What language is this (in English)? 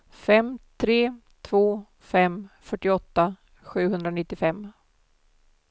Swedish